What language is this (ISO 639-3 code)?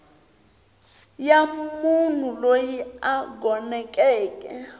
tso